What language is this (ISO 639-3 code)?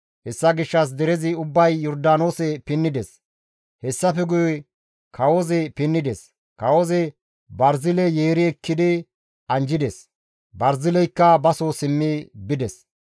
gmv